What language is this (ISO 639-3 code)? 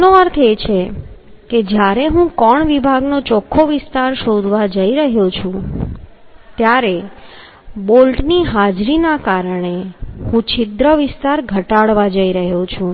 guj